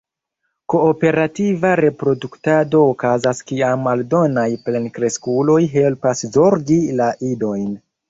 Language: Esperanto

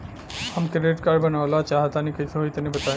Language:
Bhojpuri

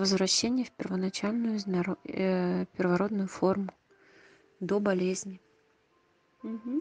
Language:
Russian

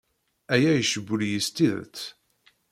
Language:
Kabyle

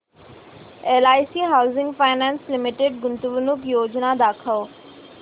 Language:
Marathi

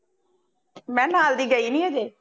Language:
Punjabi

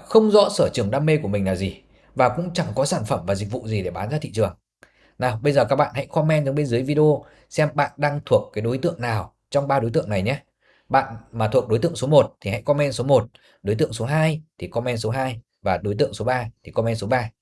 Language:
Vietnamese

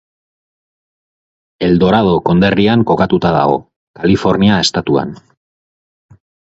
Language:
Basque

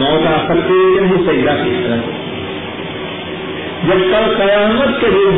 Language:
Urdu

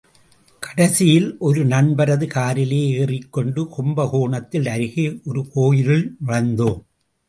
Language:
Tamil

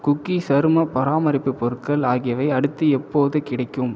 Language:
Tamil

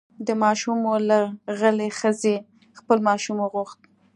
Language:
Pashto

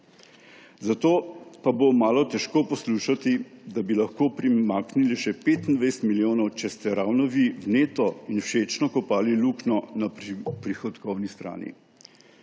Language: Slovenian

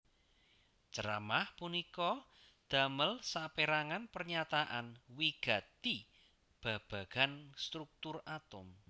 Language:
Javanese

